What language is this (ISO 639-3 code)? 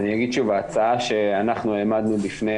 heb